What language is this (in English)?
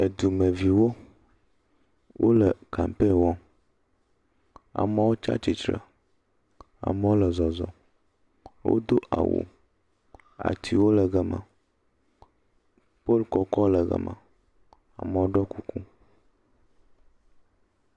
Ewe